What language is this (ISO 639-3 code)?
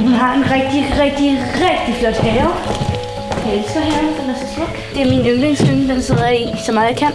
dan